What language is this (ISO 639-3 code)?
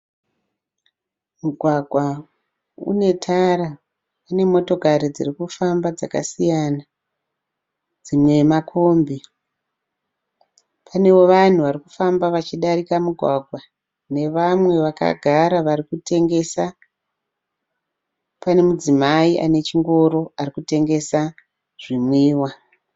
sna